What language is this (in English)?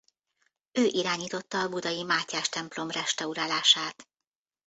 Hungarian